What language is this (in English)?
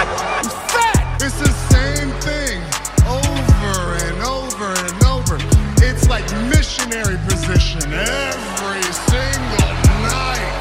Greek